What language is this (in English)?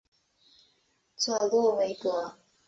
Chinese